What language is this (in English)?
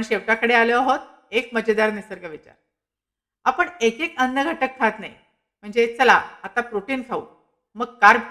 Marathi